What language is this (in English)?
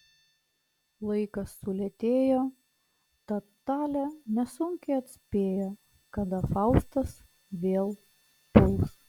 Lithuanian